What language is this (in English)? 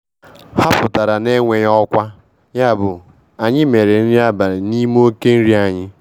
Igbo